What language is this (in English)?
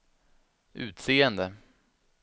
Swedish